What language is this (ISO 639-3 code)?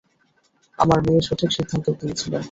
ben